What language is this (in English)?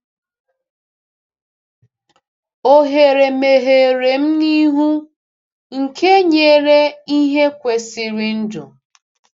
Igbo